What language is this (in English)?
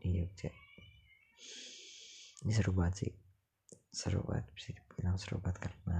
Indonesian